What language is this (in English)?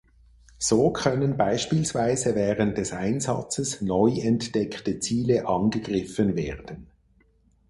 German